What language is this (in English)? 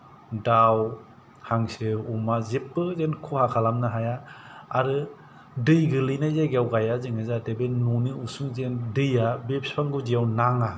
Bodo